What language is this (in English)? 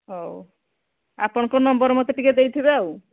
Odia